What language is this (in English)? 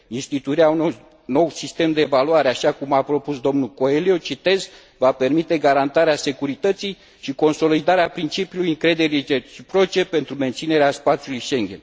Romanian